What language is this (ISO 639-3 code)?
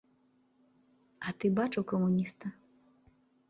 bel